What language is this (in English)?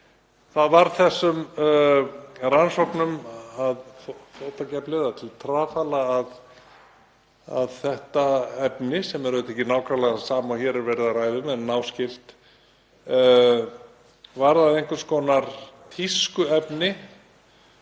Icelandic